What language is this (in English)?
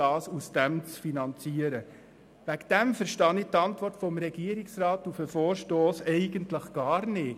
Swiss German